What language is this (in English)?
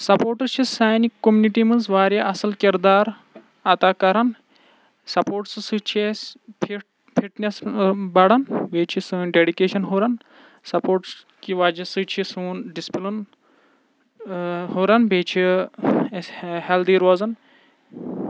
Kashmiri